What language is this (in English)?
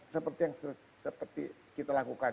Indonesian